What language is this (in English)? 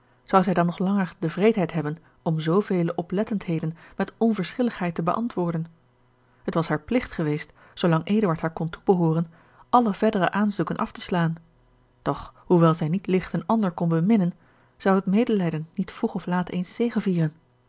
Dutch